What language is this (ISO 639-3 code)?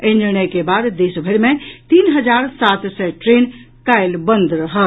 mai